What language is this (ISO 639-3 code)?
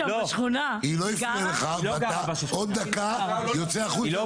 heb